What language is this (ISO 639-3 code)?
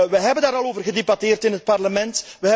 nld